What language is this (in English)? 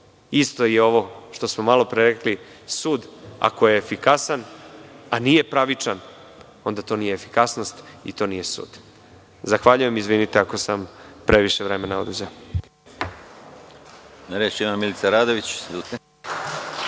Serbian